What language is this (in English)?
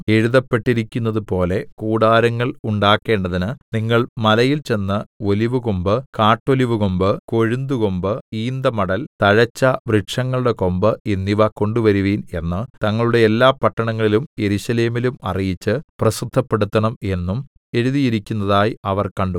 Malayalam